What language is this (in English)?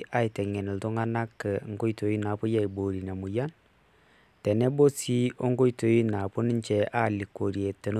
Masai